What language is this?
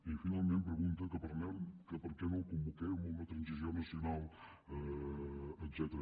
Catalan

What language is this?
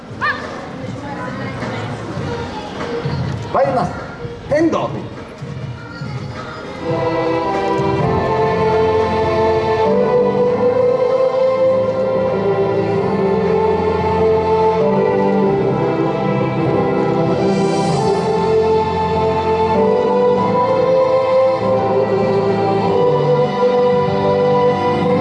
Japanese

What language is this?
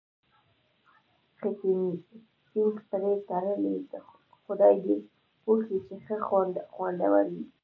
Pashto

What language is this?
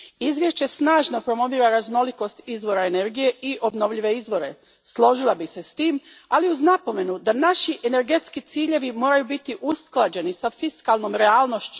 Croatian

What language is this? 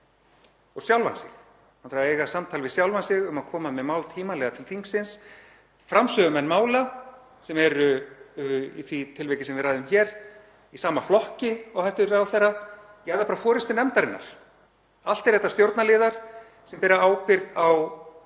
Icelandic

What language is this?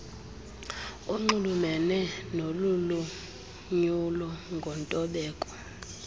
Xhosa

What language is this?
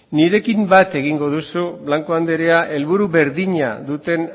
Basque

